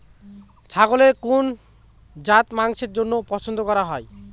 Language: Bangla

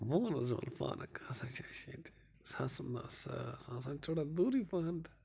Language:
Kashmiri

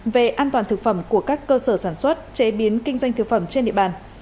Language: Vietnamese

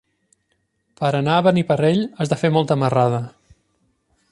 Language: Catalan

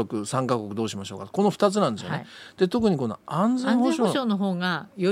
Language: Japanese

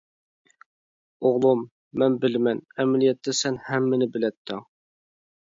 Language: Uyghur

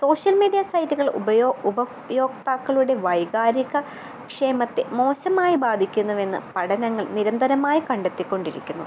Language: Malayalam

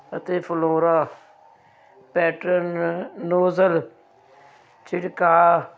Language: Punjabi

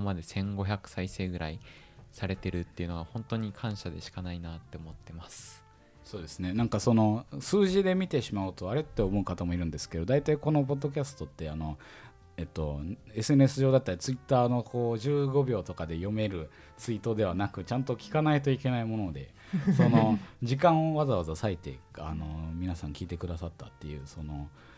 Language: Japanese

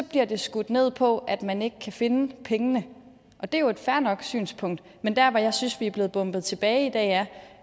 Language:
Danish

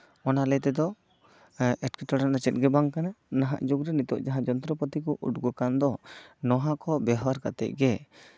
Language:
Santali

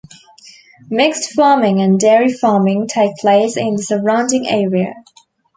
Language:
English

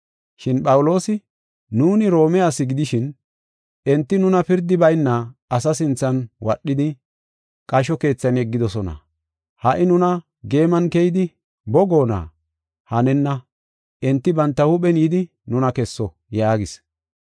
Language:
Gofa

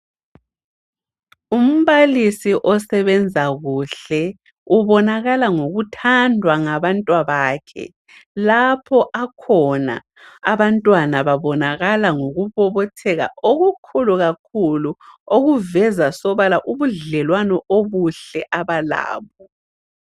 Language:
North Ndebele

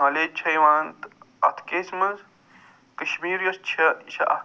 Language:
Kashmiri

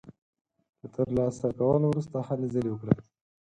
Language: Pashto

